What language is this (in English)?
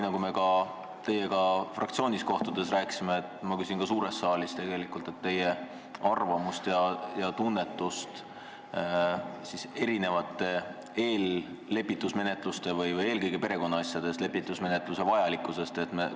Estonian